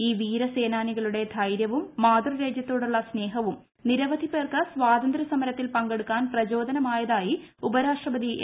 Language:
Malayalam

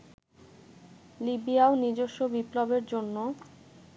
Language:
Bangla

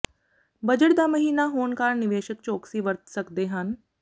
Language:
Punjabi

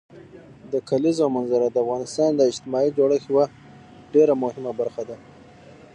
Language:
Pashto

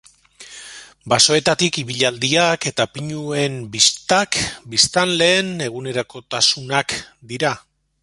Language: Basque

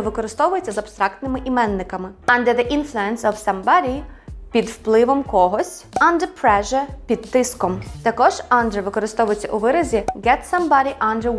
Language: Ukrainian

